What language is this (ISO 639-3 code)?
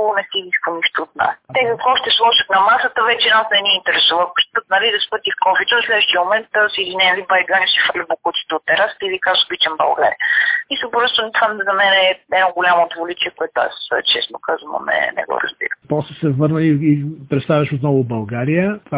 bul